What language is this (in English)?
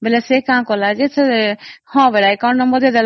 Odia